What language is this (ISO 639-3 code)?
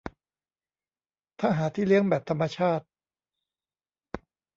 tha